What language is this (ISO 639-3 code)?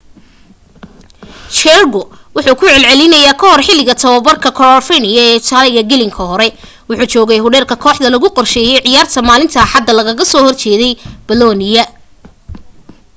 som